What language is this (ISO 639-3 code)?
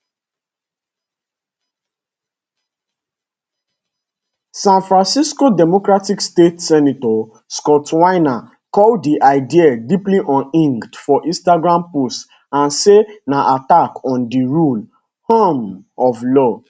pcm